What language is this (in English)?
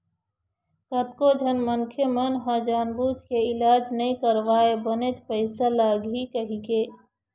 Chhattisgarhi